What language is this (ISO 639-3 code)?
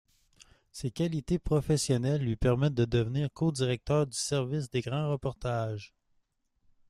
fra